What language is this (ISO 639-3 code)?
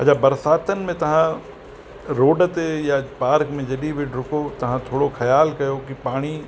snd